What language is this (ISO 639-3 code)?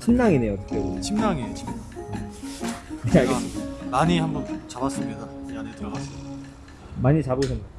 kor